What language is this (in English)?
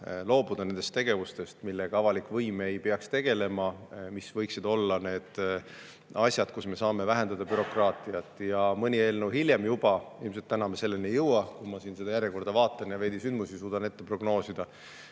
Estonian